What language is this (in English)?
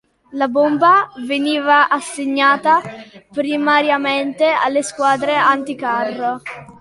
Italian